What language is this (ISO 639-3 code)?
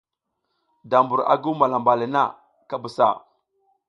giz